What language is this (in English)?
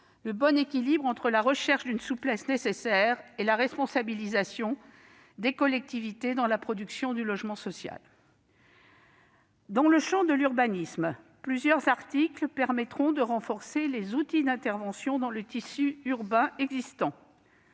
French